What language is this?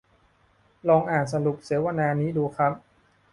Thai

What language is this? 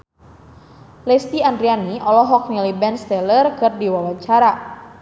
Sundanese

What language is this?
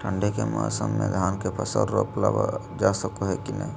Magahi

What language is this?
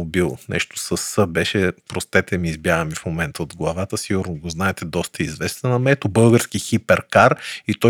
Bulgarian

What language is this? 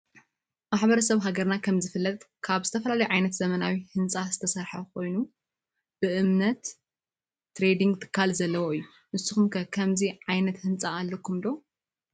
Tigrinya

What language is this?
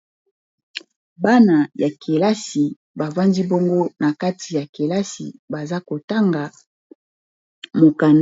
Lingala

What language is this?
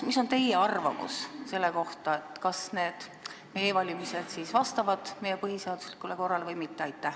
Estonian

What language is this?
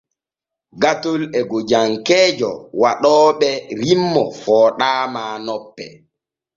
Borgu Fulfulde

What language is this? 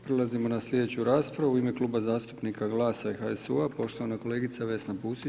Croatian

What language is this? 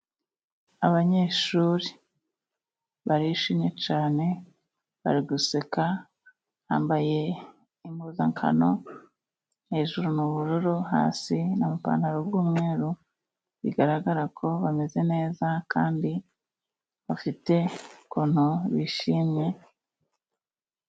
Kinyarwanda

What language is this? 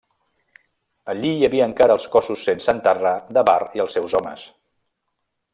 Catalan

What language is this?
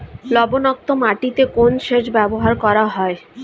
Bangla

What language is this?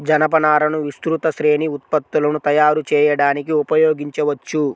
Telugu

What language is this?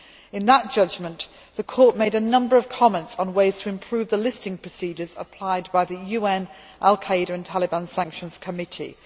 English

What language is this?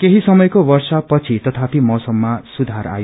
Nepali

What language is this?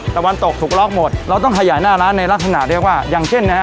Thai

